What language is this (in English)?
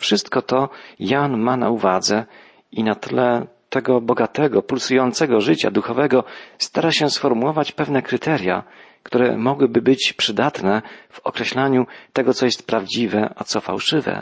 Polish